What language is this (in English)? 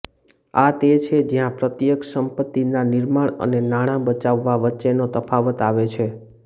Gujarati